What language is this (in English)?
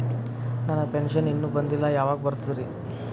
Kannada